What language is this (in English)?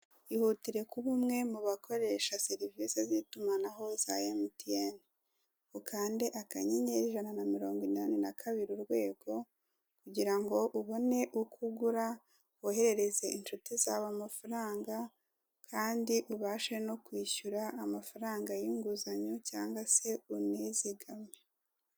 Kinyarwanda